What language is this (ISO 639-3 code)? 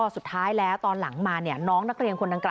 tha